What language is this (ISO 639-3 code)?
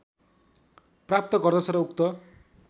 nep